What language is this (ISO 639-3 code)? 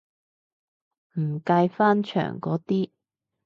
yue